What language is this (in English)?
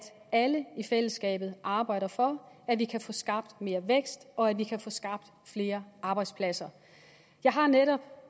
Danish